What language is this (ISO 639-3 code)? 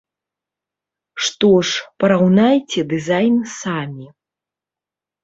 bel